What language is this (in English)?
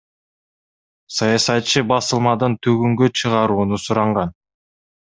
Kyrgyz